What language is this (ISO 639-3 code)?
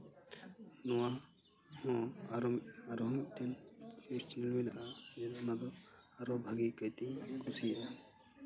sat